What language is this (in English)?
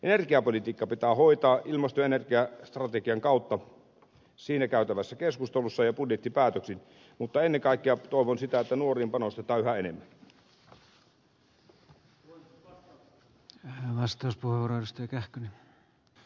Finnish